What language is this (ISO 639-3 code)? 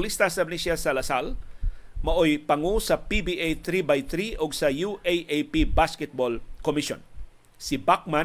fil